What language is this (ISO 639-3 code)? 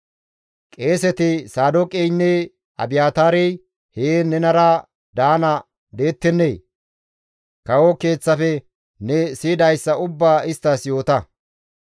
gmv